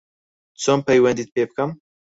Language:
Central Kurdish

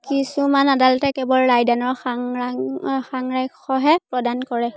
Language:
Assamese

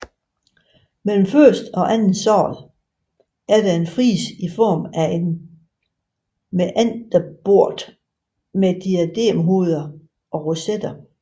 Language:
Danish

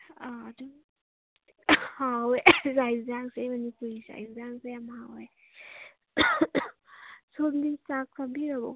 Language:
Manipuri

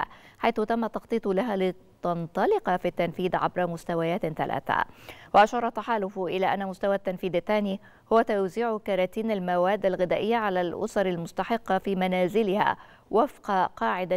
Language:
Arabic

